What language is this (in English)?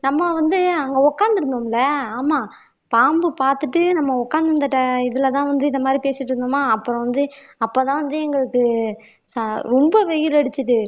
Tamil